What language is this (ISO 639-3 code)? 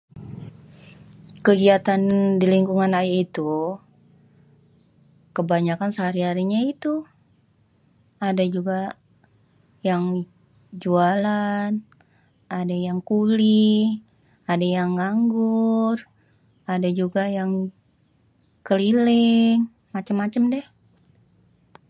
bew